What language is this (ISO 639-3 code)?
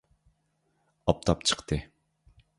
uig